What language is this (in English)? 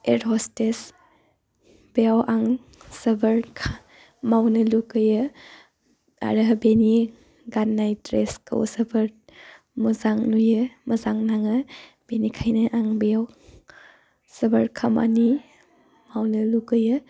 Bodo